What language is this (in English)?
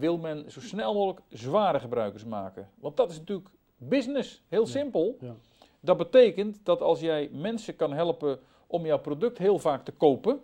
Dutch